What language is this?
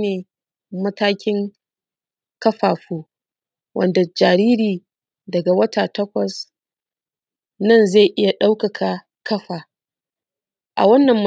Hausa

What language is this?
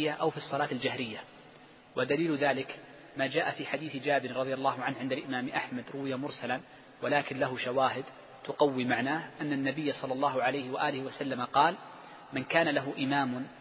Arabic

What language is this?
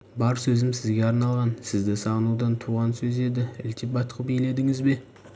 Kazakh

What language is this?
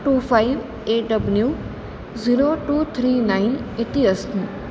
Sanskrit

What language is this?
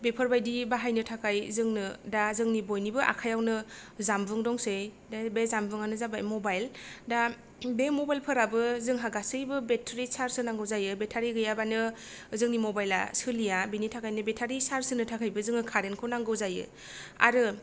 Bodo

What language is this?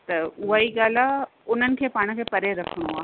Sindhi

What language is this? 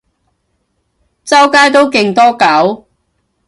Cantonese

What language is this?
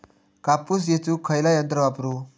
Marathi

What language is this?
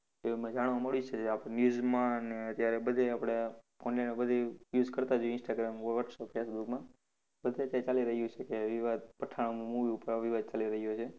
Gujarati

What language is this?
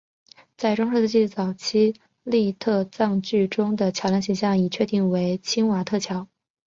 Chinese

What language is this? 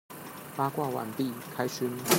Chinese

